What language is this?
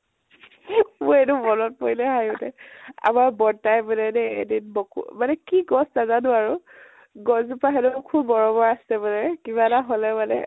Assamese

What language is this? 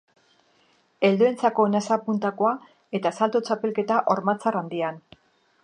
Basque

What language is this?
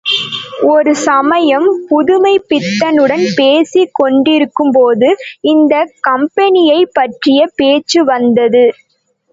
Tamil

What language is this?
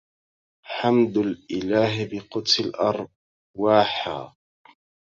Arabic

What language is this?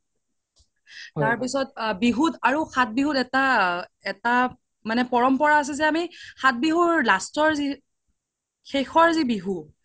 Assamese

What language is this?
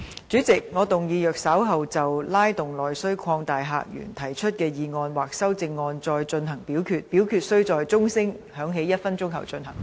Cantonese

